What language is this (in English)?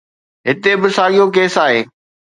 Sindhi